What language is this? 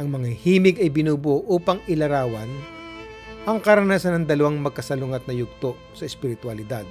Filipino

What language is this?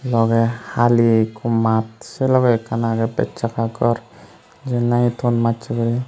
Chakma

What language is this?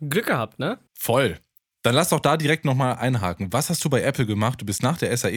German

